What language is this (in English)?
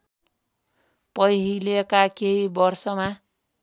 Nepali